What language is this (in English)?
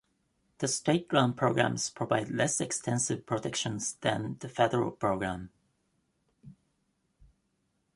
English